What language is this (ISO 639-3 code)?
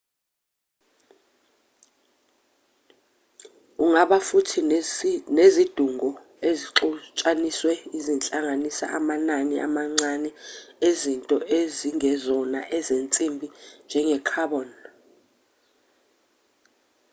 zul